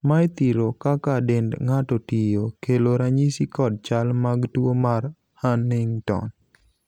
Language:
Luo (Kenya and Tanzania)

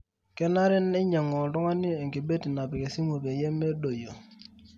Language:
Masai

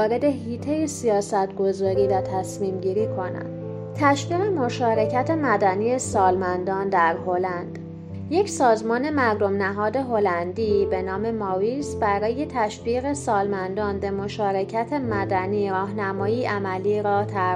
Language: Persian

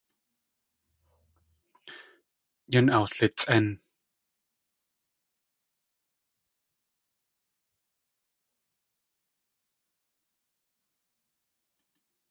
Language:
Tlingit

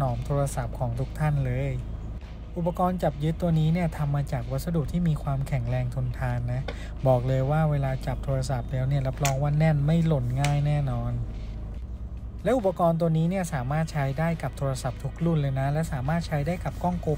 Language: Thai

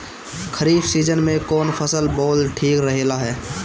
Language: Bhojpuri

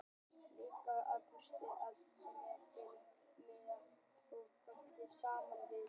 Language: Icelandic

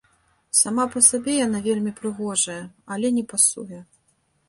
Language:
Belarusian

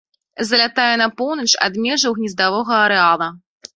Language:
Belarusian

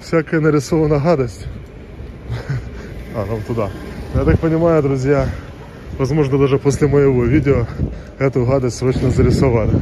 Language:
Russian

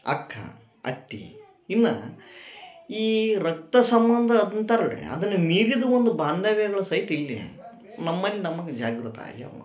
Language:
Kannada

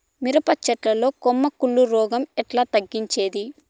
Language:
Telugu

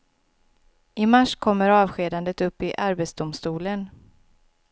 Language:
Swedish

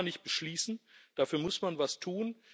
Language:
German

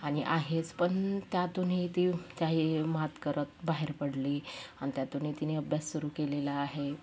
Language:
Marathi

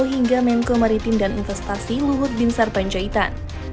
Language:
Indonesian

